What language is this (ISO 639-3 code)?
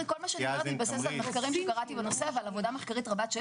heb